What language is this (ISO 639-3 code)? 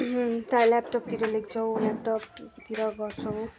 nep